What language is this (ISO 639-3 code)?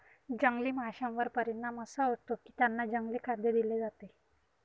mar